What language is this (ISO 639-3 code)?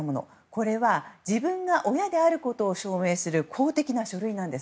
jpn